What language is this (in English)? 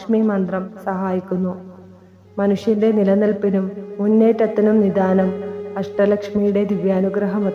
Turkish